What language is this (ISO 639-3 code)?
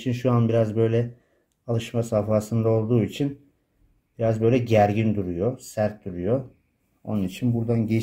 tur